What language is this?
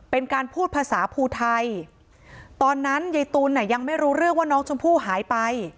Thai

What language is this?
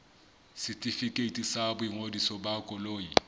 Southern Sotho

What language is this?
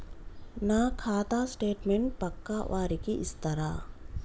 Telugu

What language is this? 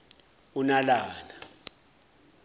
Zulu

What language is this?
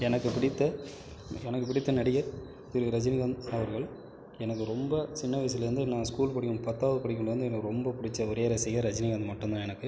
Tamil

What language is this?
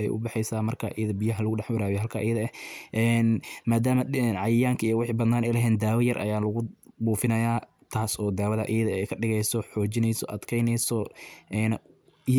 Somali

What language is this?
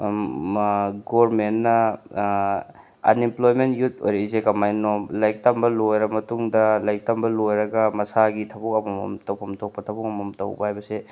Manipuri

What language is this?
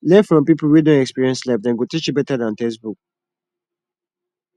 Nigerian Pidgin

